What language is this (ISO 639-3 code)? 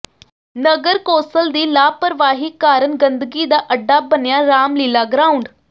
pan